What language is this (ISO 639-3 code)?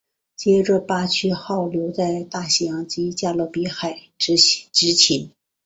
zho